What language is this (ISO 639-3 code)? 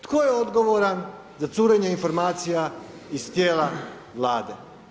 hrv